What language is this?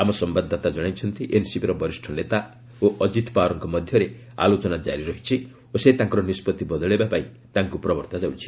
Odia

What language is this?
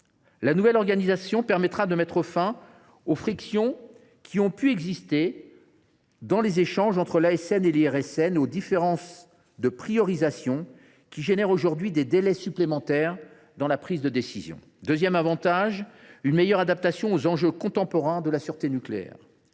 French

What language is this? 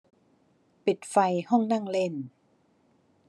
Thai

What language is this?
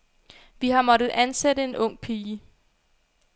Danish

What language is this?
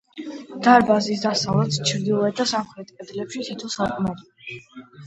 Georgian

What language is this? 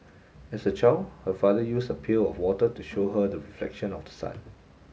English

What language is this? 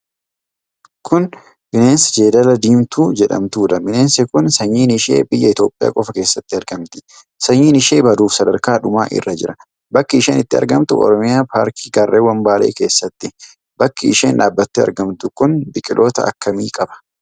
Oromo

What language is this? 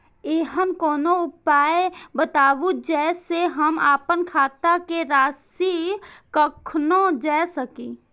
Maithili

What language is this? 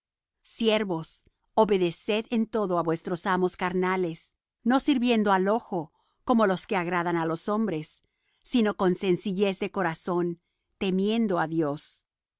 Spanish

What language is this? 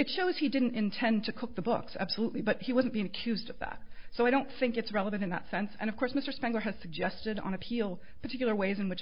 English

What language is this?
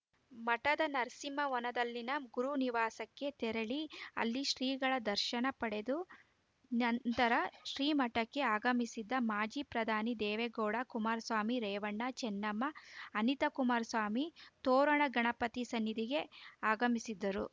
Kannada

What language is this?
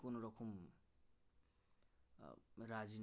Bangla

